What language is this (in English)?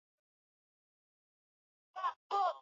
Swahili